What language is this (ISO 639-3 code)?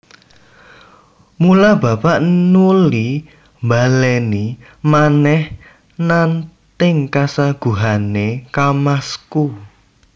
jav